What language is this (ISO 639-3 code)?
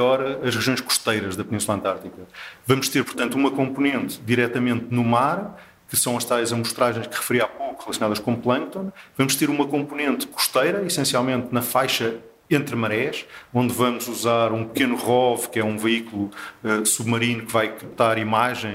por